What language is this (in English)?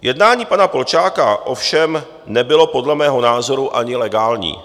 Czech